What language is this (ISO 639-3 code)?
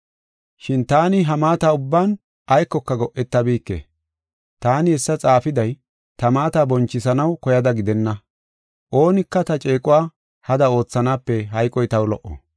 gof